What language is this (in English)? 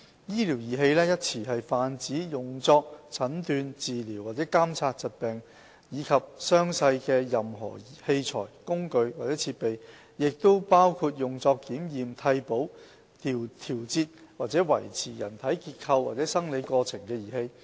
Cantonese